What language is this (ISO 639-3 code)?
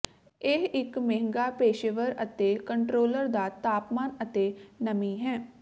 pan